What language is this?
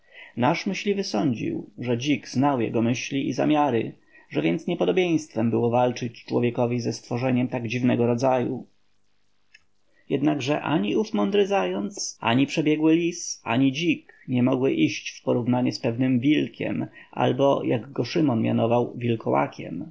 Polish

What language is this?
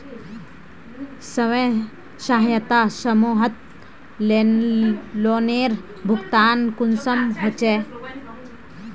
Magahi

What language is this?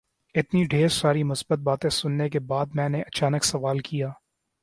Urdu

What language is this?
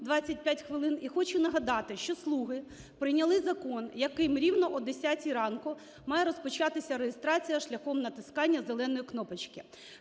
Ukrainian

